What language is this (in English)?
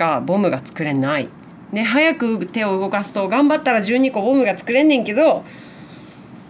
Japanese